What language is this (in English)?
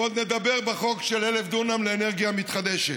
Hebrew